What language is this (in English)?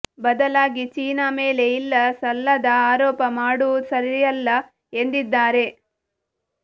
Kannada